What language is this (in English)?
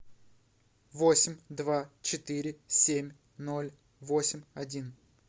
Russian